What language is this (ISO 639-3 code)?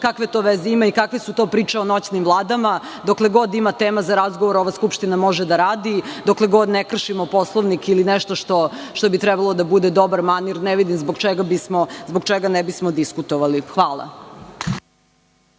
srp